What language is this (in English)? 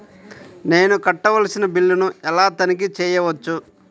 Telugu